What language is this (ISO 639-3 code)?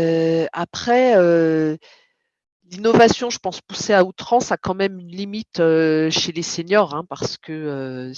fra